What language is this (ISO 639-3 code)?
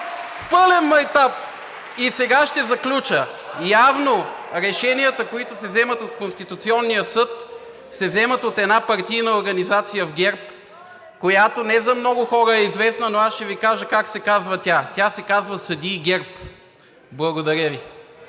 bul